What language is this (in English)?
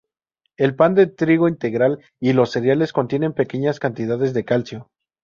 Spanish